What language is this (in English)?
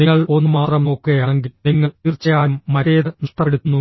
Malayalam